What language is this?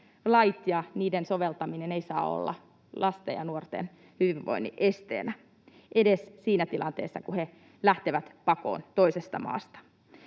Finnish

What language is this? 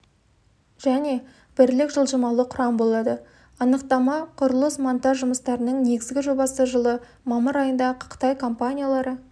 Kazakh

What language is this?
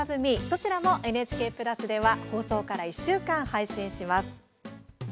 Japanese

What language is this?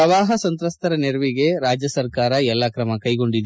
Kannada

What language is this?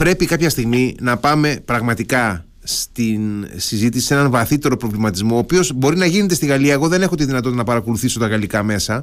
Greek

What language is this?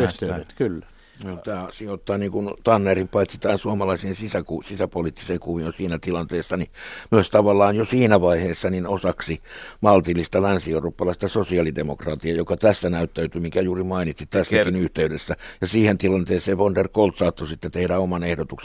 Finnish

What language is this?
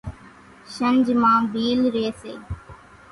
Kachi Koli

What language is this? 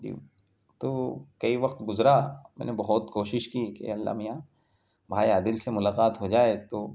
Urdu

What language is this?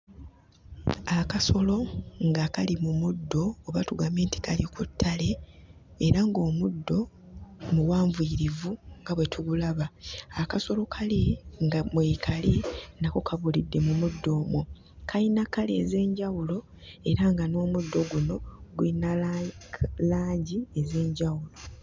Ganda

